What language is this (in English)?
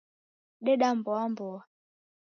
Taita